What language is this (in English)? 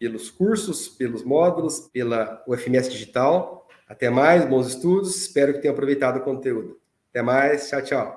Portuguese